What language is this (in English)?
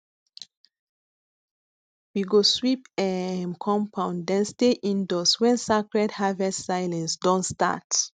Nigerian Pidgin